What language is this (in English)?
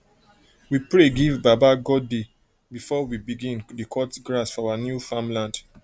Nigerian Pidgin